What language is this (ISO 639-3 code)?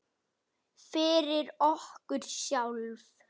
isl